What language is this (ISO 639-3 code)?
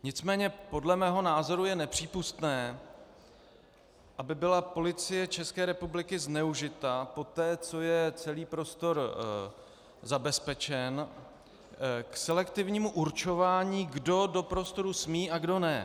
ces